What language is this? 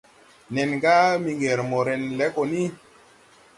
Tupuri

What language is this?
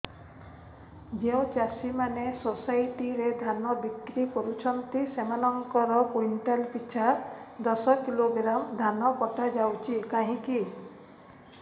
Odia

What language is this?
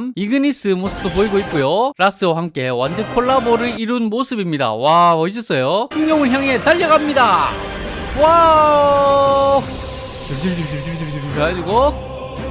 Korean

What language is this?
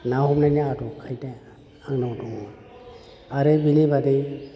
Bodo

